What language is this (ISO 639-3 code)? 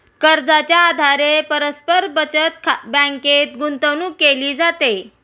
mar